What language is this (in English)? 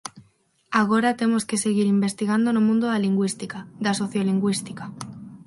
Galician